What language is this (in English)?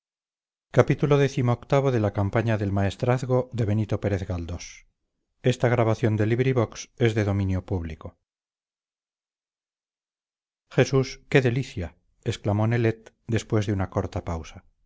Spanish